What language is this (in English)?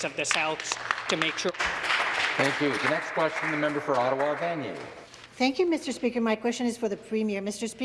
English